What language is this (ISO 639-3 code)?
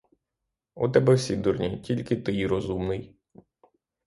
ukr